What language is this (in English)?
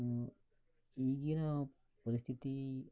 Kannada